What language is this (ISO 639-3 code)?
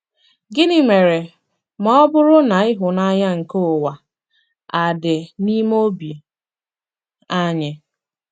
ibo